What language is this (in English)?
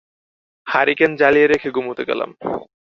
Bangla